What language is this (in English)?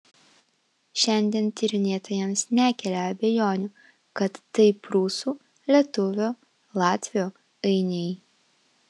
Lithuanian